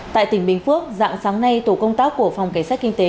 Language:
Vietnamese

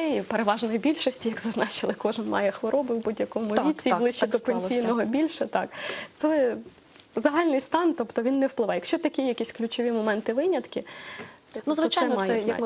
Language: Russian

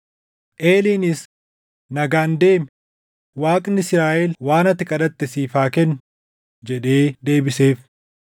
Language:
Oromo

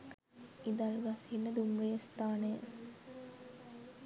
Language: Sinhala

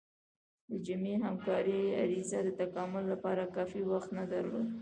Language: Pashto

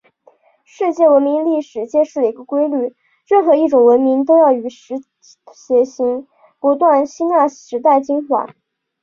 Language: Chinese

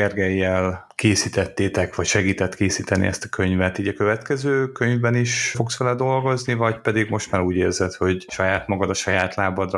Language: Hungarian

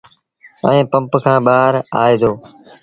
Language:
Sindhi Bhil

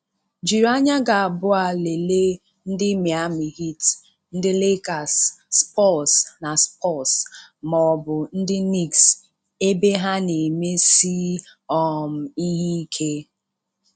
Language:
Igbo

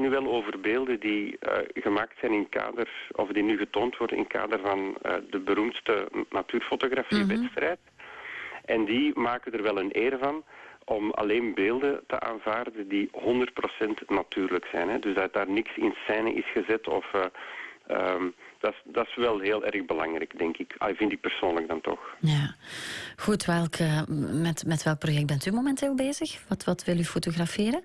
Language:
Dutch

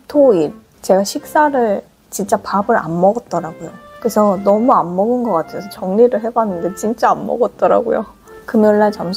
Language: Korean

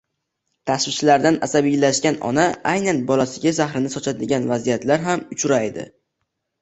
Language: Uzbek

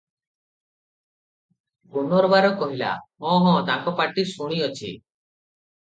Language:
Odia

